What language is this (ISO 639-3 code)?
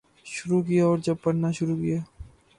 urd